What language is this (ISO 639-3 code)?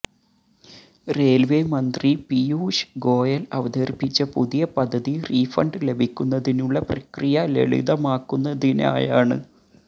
mal